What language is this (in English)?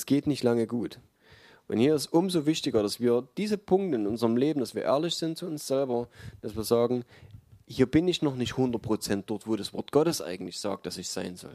German